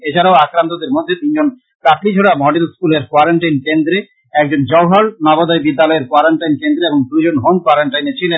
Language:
Bangla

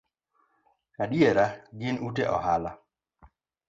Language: Luo (Kenya and Tanzania)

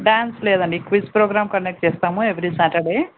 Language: Telugu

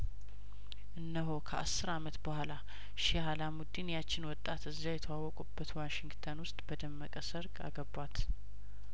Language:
Amharic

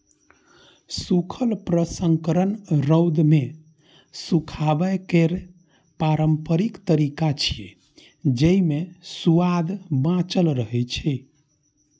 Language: Maithili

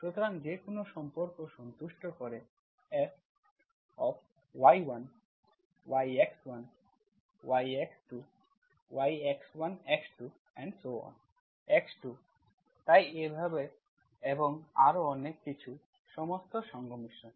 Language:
Bangla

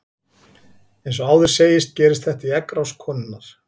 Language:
Icelandic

